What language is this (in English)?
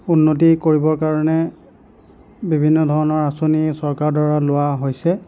Assamese